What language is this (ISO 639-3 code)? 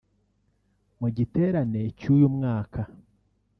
kin